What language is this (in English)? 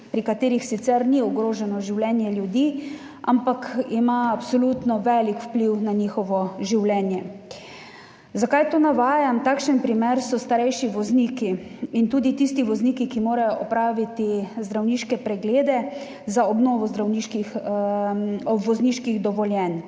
Slovenian